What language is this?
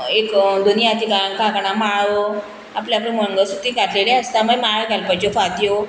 Konkani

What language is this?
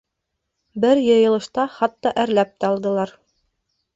Bashkir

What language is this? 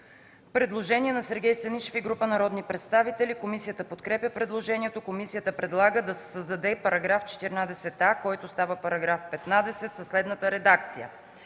Bulgarian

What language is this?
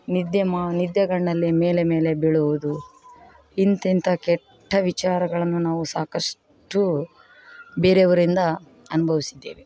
Kannada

